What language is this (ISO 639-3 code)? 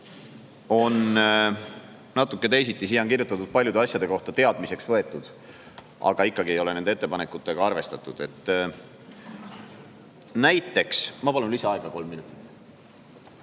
est